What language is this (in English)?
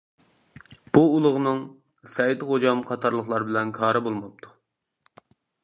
Uyghur